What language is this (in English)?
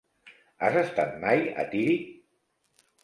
Catalan